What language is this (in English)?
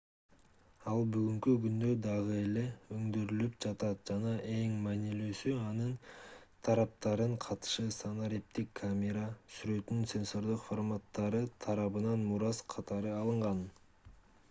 Kyrgyz